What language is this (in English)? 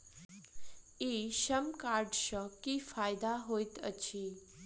Maithili